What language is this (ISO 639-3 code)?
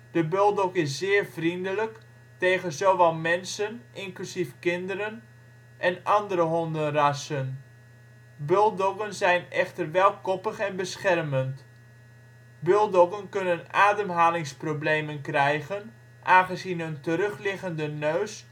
nld